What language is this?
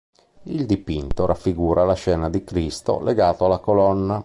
Italian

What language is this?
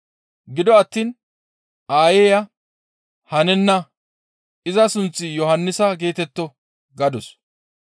Gamo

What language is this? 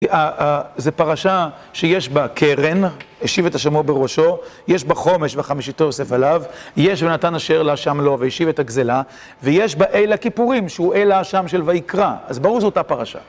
Hebrew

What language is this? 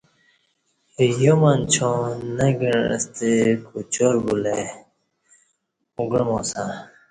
Kati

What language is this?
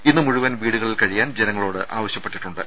Malayalam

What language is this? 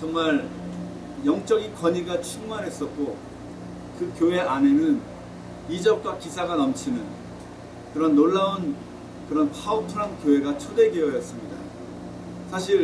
Korean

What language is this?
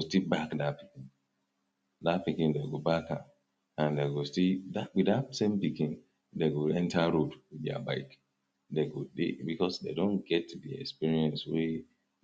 Nigerian Pidgin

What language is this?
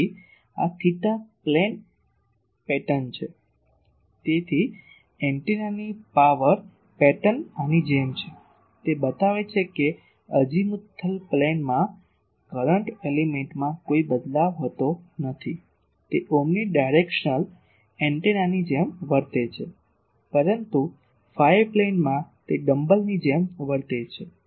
Gujarati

